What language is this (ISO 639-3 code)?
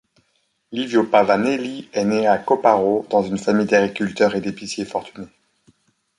fra